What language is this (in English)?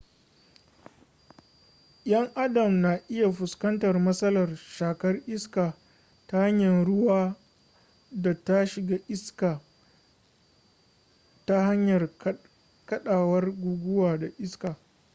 Hausa